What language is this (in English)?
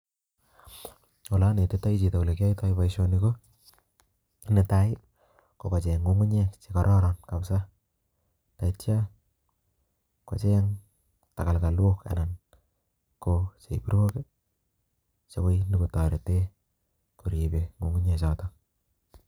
Kalenjin